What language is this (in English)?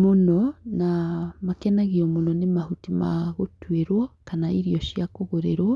Kikuyu